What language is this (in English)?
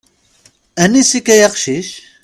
Kabyle